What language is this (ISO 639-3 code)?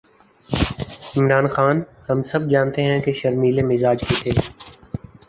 urd